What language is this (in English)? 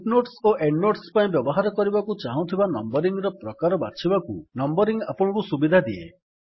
Odia